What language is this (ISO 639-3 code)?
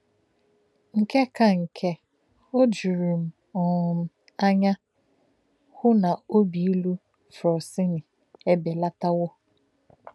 ibo